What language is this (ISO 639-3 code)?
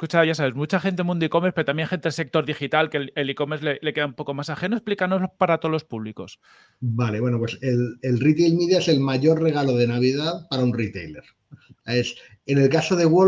spa